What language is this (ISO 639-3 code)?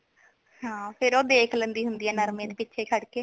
pan